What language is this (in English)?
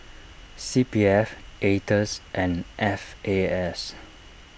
English